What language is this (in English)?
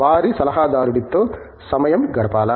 Telugu